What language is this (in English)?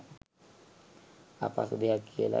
Sinhala